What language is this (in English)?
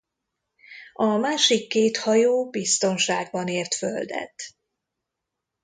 Hungarian